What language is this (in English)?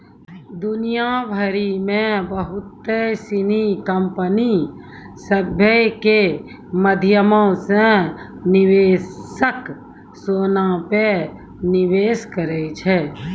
Maithili